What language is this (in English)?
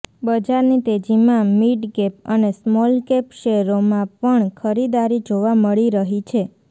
Gujarati